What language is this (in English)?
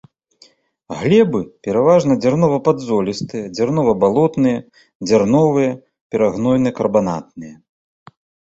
Belarusian